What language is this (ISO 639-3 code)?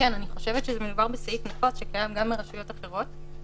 heb